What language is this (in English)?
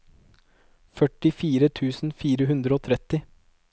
Norwegian